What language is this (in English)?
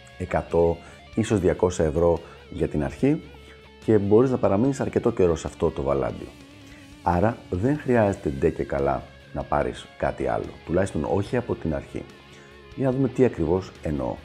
Greek